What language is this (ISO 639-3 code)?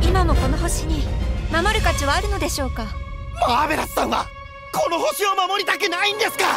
jpn